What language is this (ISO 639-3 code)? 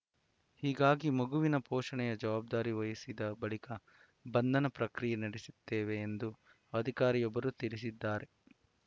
kan